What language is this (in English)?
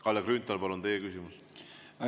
Estonian